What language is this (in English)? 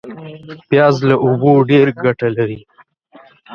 Pashto